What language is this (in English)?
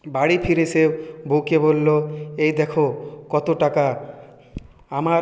Bangla